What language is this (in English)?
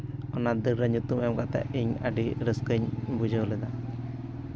Santali